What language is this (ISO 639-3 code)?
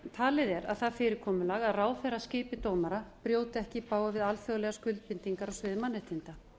isl